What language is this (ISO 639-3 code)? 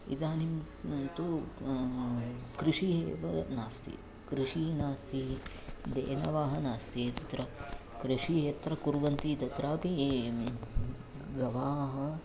san